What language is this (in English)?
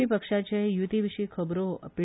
Konkani